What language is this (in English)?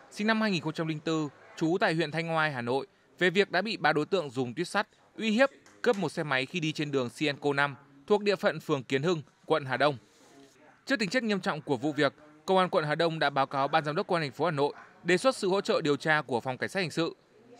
Vietnamese